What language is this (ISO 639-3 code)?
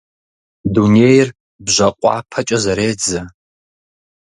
kbd